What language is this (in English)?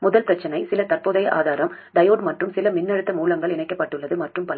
Tamil